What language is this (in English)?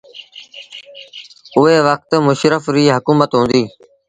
Sindhi Bhil